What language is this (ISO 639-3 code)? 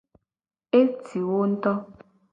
gej